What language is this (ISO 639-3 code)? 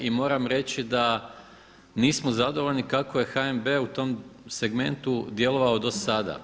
hrv